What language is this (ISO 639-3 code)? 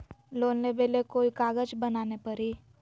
mag